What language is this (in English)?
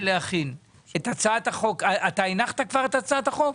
Hebrew